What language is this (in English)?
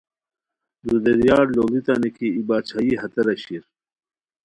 Khowar